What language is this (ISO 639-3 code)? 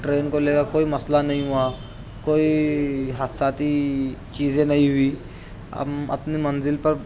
urd